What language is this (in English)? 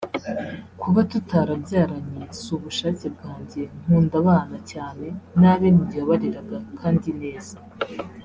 Kinyarwanda